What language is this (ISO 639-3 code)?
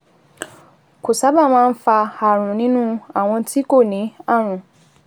yor